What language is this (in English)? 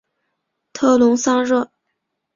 Chinese